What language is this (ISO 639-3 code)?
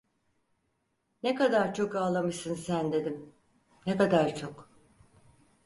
tur